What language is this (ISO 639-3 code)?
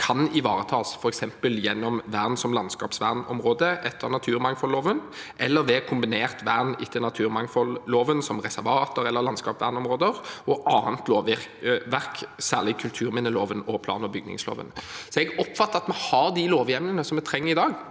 nor